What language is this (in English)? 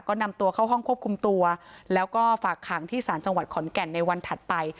Thai